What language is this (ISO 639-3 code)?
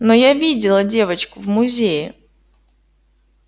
rus